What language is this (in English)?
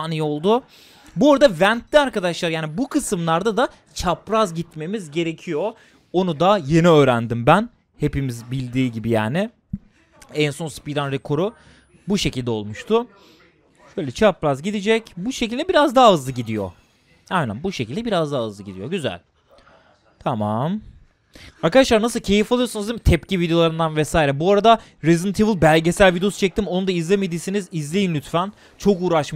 Turkish